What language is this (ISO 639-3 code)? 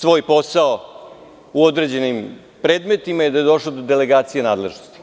srp